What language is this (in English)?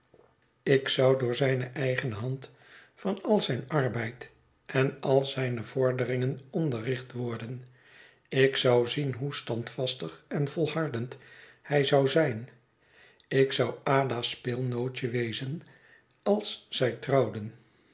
Dutch